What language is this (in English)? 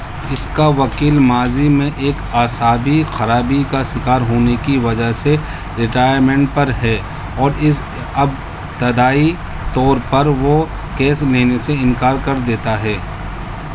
Urdu